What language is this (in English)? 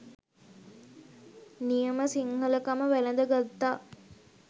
Sinhala